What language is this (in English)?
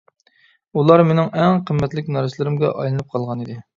Uyghur